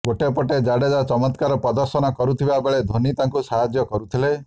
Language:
Odia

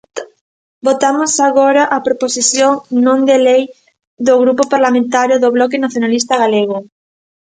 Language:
Galician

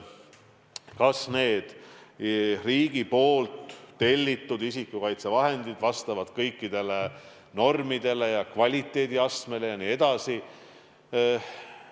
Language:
Estonian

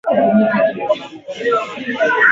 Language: Swahili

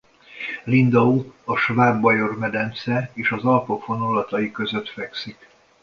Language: Hungarian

